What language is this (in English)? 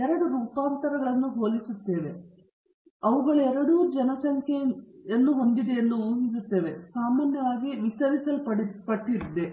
Kannada